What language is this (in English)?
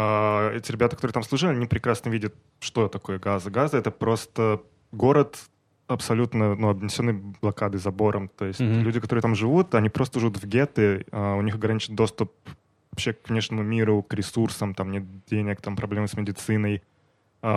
Russian